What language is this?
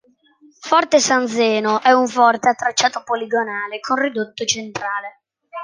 Italian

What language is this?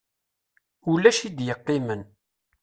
Kabyle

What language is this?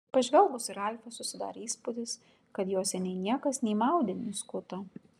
Lithuanian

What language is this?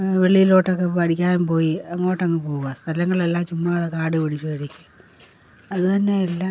Malayalam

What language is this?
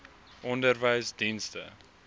Afrikaans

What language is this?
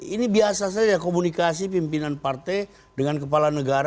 Indonesian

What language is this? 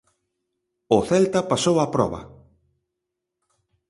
Galician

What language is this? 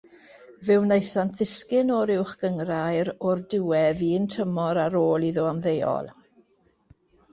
Welsh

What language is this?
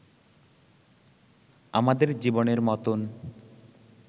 Bangla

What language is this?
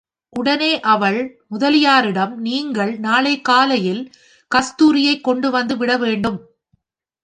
Tamil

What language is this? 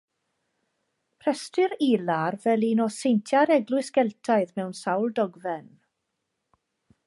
Welsh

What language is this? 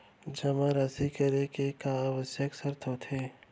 Chhattisgarhi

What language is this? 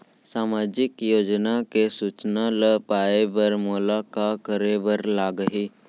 Chhattisgarhi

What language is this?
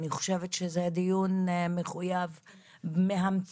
Hebrew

